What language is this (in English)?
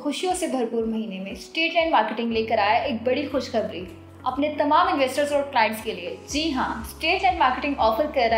Hindi